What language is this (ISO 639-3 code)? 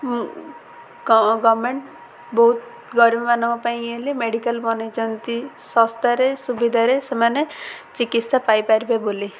ori